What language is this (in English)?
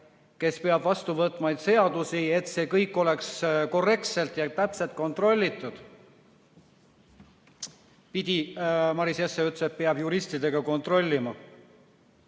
Estonian